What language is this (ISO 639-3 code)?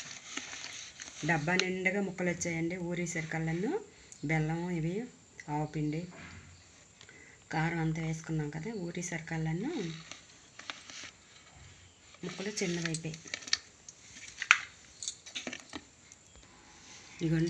ara